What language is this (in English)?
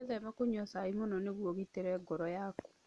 Kikuyu